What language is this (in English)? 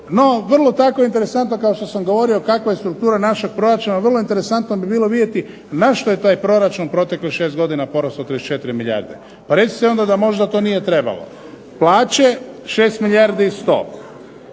Croatian